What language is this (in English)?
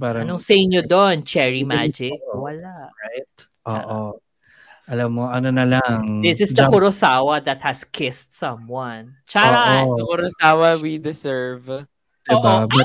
Filipino